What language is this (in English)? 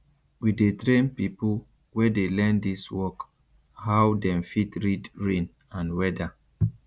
Nigerian Pidgin